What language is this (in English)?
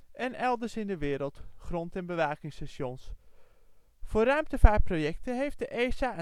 Dutch